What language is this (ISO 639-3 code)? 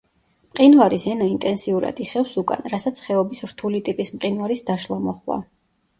kat